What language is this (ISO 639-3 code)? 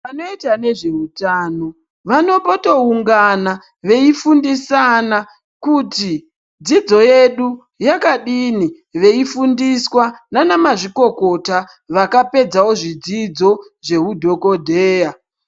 ndc